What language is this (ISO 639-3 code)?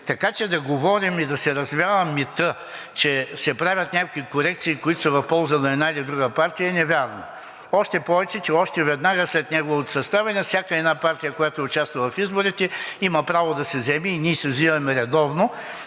bul